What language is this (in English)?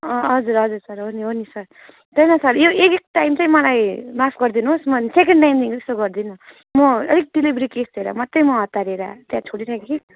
Nepali